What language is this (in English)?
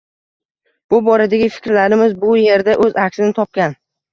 Uzbek